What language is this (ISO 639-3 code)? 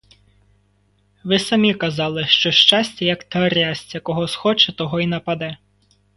ukr